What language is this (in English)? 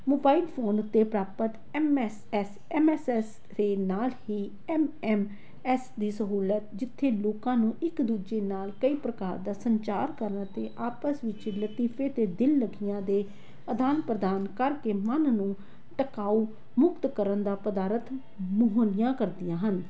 Punjabi